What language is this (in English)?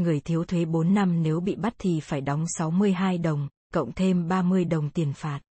Vietnamese